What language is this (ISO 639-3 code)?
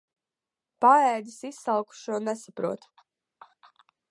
lav